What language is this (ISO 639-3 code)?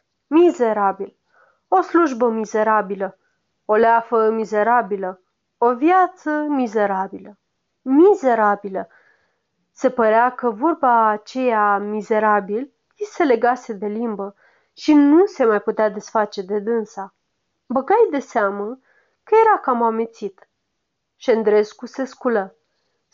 ron